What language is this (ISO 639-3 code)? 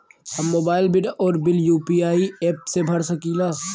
bho